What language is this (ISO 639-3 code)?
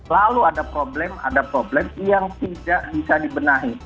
ind